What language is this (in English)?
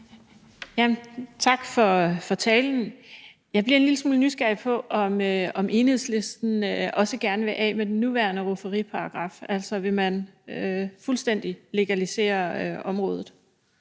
Danish